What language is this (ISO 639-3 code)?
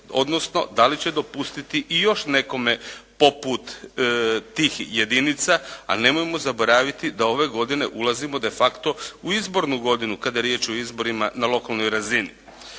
hrv